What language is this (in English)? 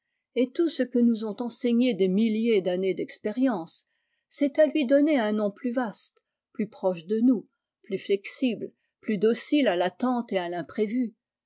French